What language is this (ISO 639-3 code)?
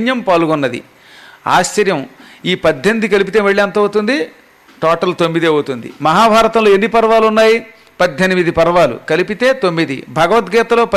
tel